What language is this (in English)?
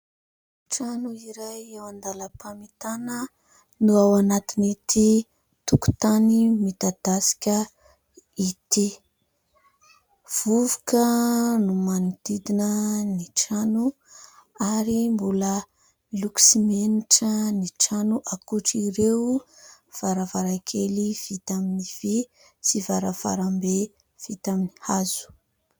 Malagasy